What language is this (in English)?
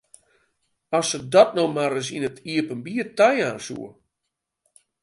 Western Frisian